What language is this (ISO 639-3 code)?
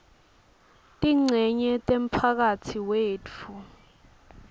ssw